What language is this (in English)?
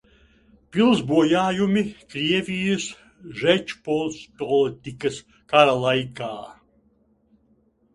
Latvian